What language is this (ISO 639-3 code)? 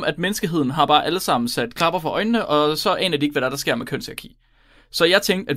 dan